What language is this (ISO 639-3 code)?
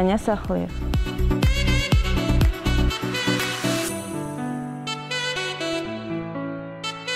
tur